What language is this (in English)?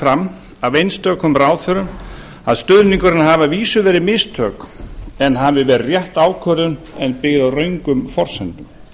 Icelandic